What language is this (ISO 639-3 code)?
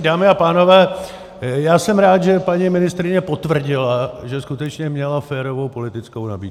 ces